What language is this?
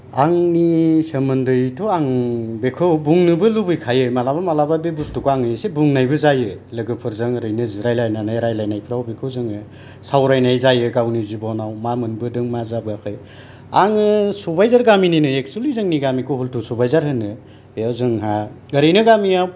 Bodo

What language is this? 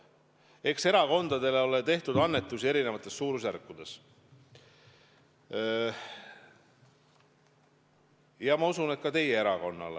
Estonian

